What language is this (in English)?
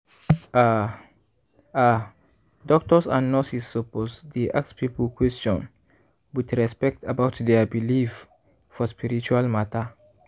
Nigerian Pidgin